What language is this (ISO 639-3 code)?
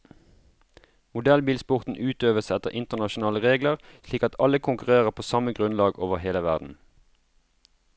nor